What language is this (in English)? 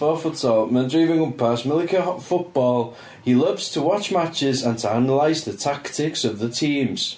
Welsh